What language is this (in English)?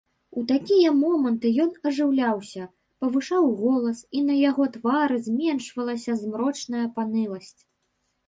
Belarusian